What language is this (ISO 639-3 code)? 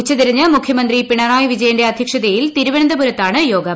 mal